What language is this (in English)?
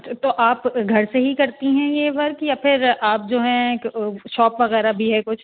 Urdu